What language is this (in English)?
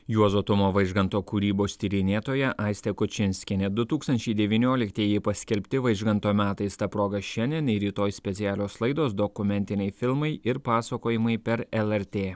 Lithuanian